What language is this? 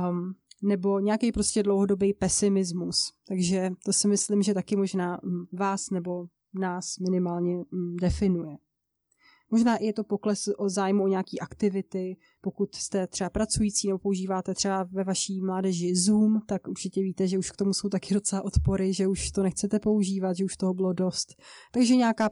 Czech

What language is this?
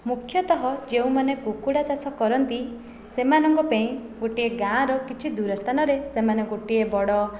Odia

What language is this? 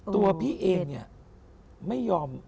Thai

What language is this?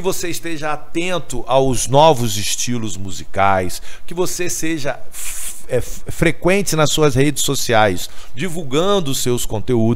Portuguese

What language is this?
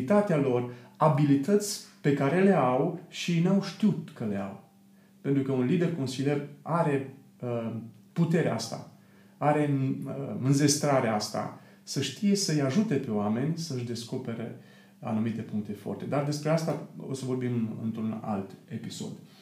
Romanian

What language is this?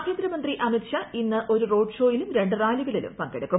Malayalam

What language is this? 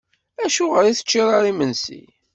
Kabyle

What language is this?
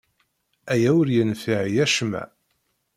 Kabyle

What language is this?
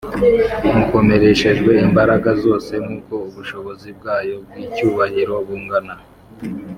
Kinyarwanda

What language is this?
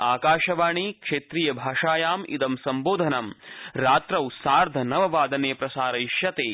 Sanskrit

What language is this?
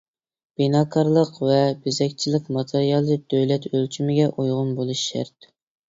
Uyghur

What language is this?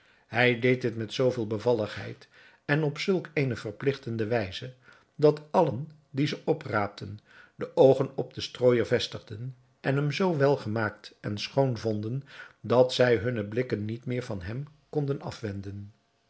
Dutch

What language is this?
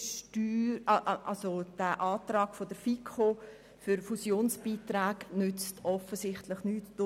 Swiss German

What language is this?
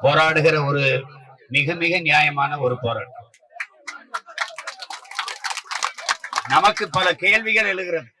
Tamil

